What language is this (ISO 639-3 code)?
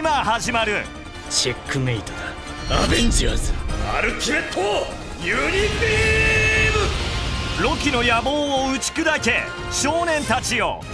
jpn